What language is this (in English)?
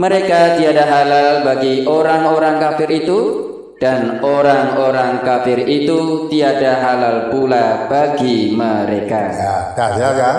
Indonesian